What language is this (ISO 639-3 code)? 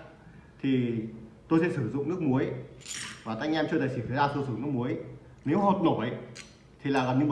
vie